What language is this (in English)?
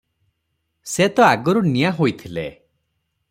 Odia